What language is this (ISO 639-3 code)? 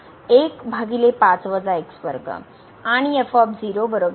mar